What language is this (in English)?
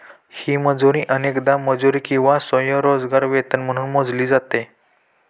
Marathi